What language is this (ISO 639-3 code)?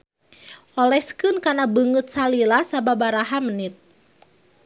sun